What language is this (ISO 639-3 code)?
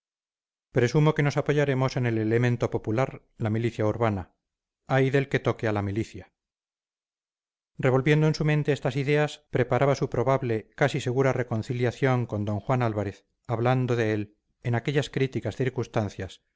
spa